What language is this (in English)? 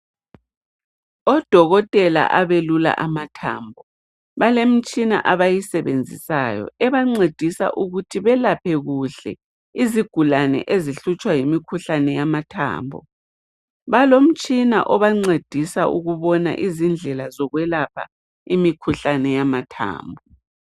North Ndebele